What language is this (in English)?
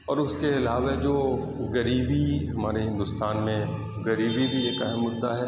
Urdu